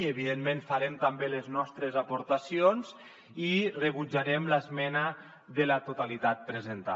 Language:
Catalan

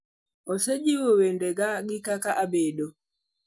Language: Luo (Kenya and Tanzania)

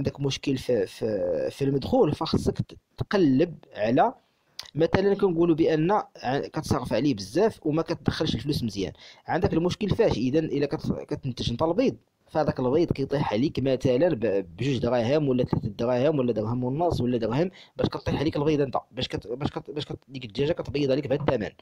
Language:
Arabic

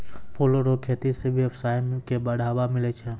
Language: Maithili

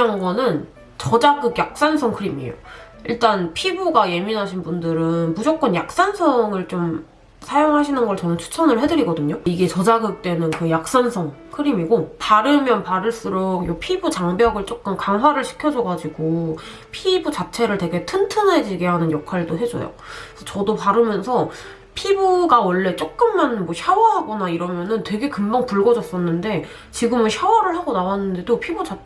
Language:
Korean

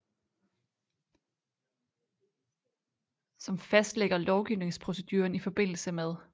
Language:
Danish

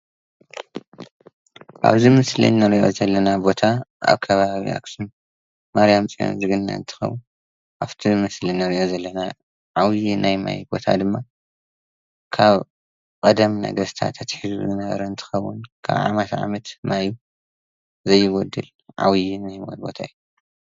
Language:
Tigrinya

